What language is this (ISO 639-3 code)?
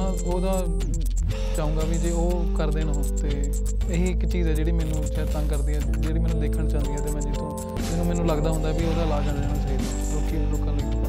pan